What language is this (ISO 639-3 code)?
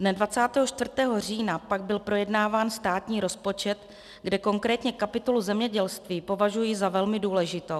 ces